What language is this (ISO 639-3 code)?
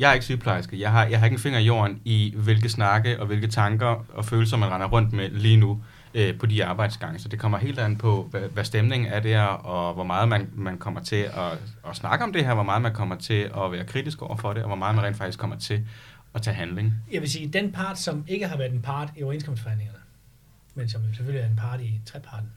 dan